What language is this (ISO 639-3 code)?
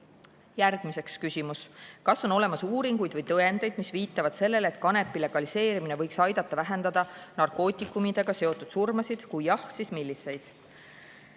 est